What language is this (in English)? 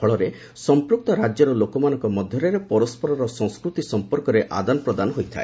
Odia